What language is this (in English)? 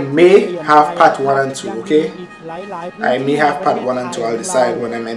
English